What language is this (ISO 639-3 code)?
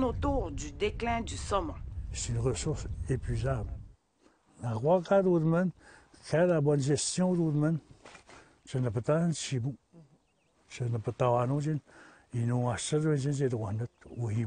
fra